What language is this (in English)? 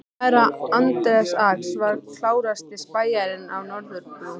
Icelandic